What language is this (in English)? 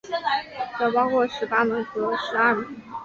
Chinese